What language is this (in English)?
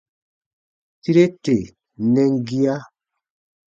Baatonum